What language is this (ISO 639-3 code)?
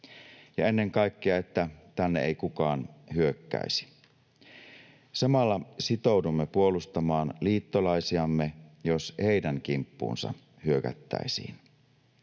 fin